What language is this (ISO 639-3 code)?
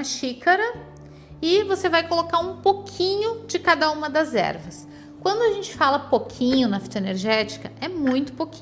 por